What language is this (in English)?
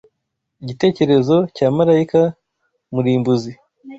Kinyarwanda